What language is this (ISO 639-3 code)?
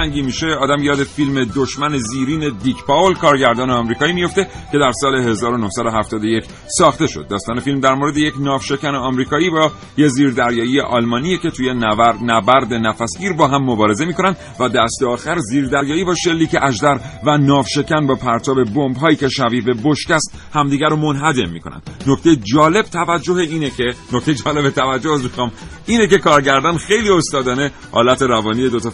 fas